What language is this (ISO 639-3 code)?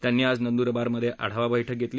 mar